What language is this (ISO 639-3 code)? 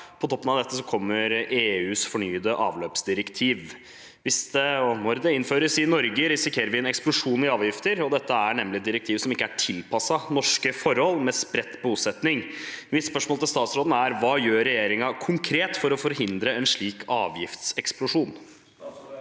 nor